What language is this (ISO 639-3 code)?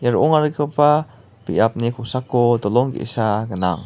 grt